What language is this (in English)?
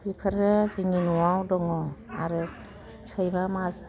Bodo